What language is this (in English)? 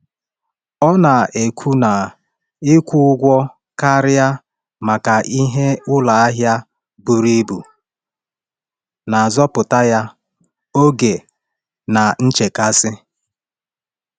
Igbo